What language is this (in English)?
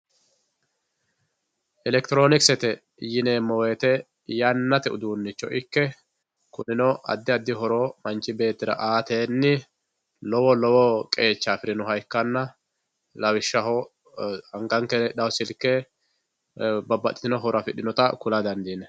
Sidamo